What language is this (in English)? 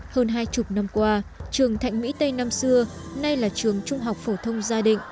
Vietnamese